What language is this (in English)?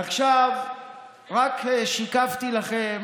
Hebrew